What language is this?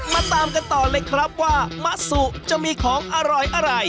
Thai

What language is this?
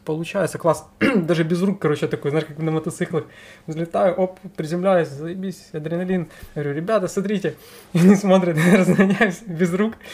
Russian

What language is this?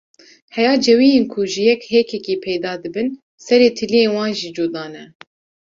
Kurdish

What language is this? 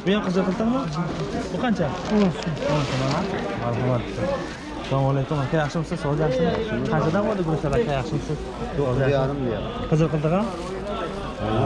Tajik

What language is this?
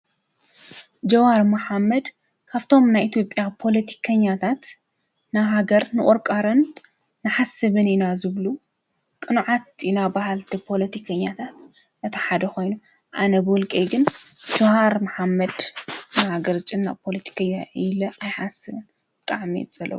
Tigrinya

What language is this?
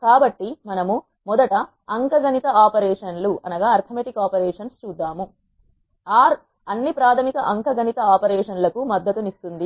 Telugu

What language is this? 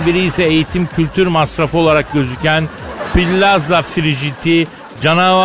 Turkish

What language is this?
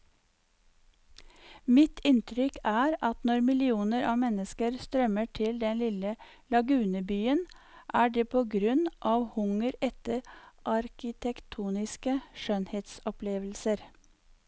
Norwegian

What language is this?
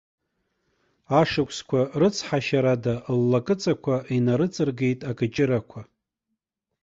Abkhazian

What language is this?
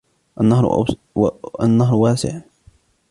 Arabic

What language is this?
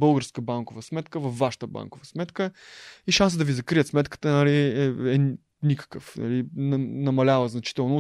Bulgarian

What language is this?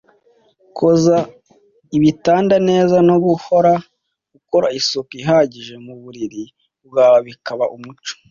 Kinyarwanda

